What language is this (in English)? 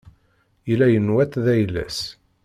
Kabyle